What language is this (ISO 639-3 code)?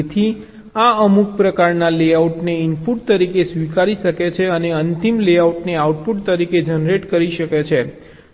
guj